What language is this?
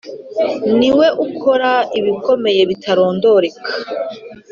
Kinyarwanda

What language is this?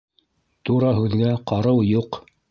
Bashkir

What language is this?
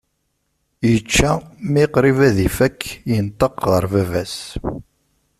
Kabyle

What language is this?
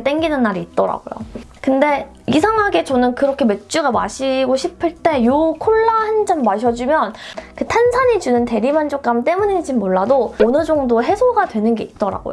Korean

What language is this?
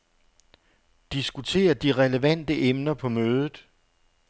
Danish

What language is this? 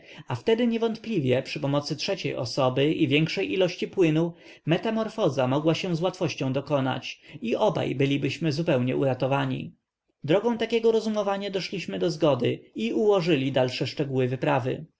Polish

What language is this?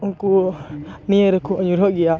Santali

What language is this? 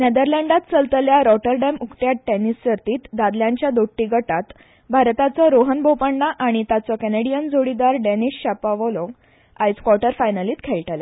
Konkani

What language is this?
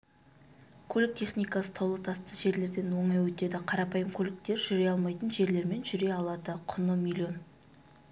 Kazakh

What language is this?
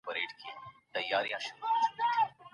Pashto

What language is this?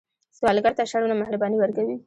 Pashto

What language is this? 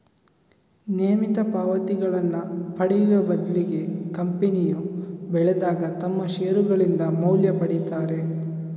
Kannada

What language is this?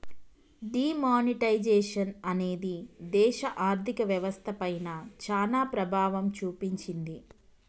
Telugu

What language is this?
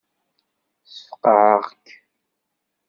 Kabyle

